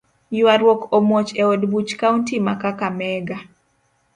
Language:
Luo (Kenya and Tanzania)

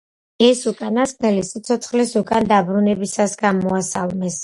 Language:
Georgian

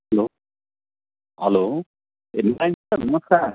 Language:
Nepali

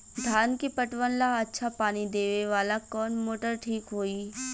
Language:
Bhojpuri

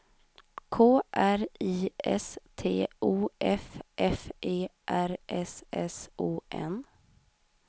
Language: Swedish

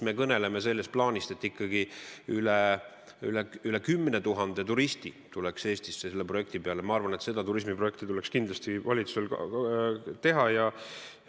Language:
Estonian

